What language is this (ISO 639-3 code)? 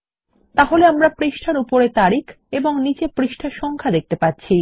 ben